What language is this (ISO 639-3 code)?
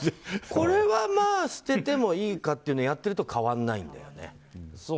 jpn